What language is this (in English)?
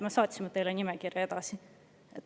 Estonian